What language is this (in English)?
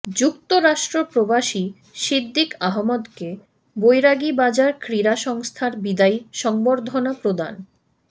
Bangla